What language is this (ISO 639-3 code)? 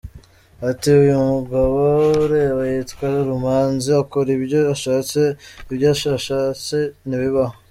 kin